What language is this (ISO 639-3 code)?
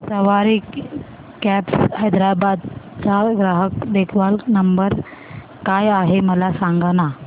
mar